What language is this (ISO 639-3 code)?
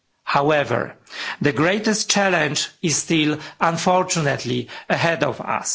eng